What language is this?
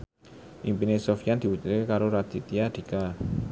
Javanese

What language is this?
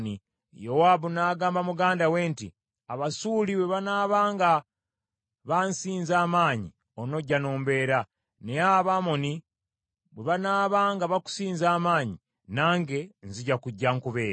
Ganda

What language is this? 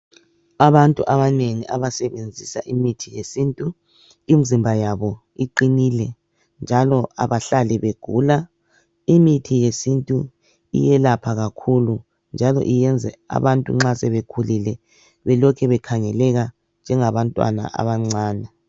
North Ndebele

